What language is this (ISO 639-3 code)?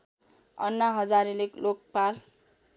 nep